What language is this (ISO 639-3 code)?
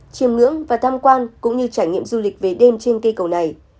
vie